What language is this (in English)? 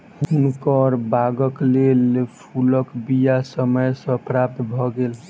Maithili